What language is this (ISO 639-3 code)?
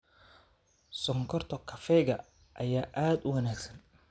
som